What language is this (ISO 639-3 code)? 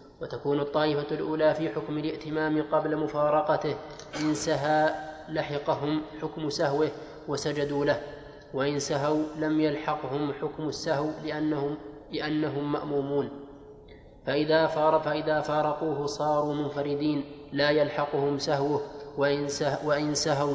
ara